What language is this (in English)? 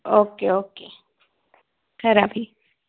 Dogri